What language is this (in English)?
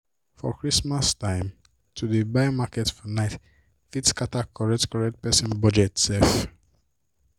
Nigerian Pidgin